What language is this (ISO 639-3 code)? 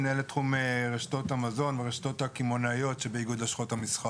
heb